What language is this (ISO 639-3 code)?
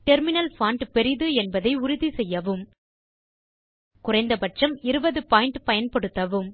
tam